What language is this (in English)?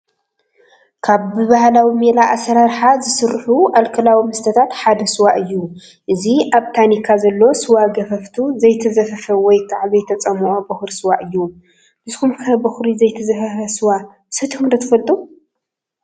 Tigrinya